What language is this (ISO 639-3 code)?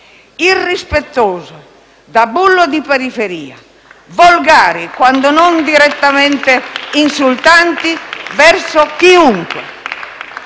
ita